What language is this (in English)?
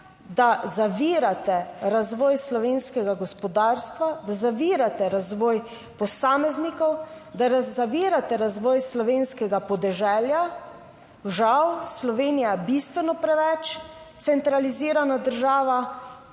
Slovenian